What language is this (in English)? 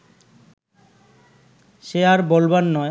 Bangla